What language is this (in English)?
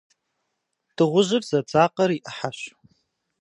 Kabardian